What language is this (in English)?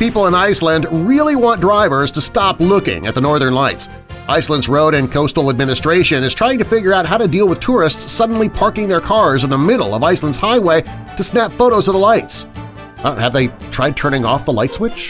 English